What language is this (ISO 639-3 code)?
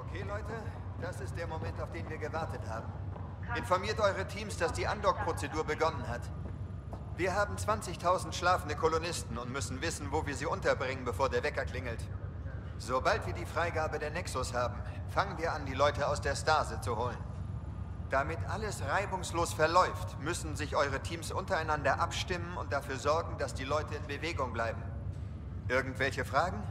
deu